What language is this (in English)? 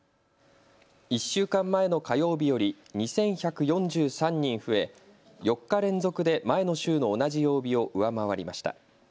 Japanese